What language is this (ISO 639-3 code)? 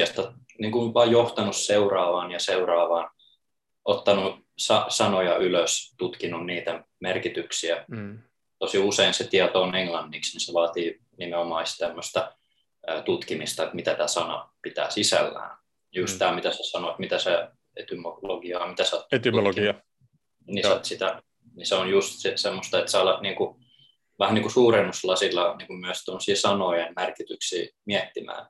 fin